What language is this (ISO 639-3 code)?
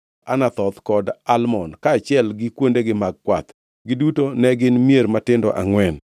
luo